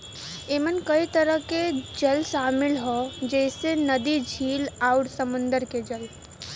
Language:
Bhojpuri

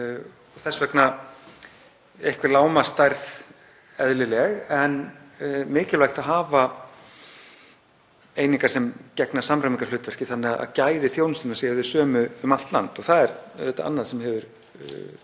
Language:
Icelandic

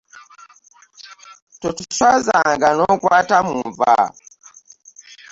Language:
Ganda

